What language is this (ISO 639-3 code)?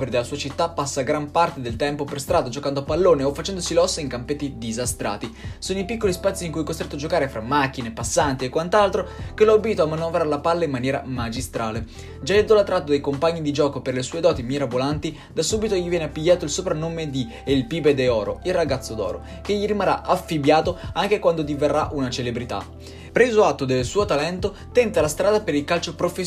ita